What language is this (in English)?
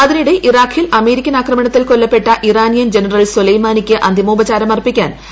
Malayalam